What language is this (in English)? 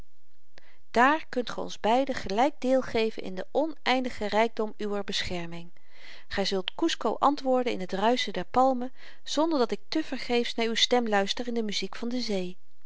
Dutch